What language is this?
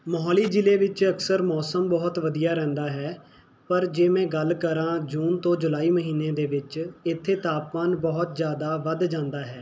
Punjabi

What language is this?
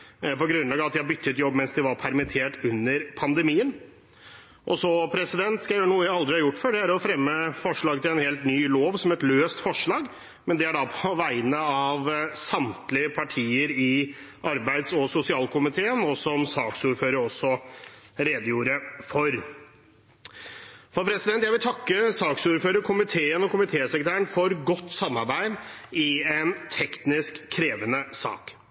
Norwegian Bokmål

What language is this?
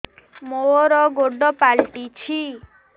Odia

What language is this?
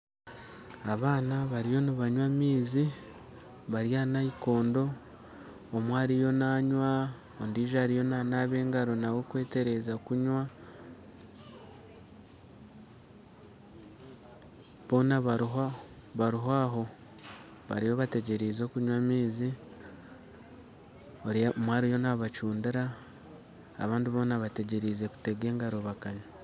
Nyankole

